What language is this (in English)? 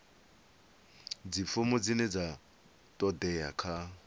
Venda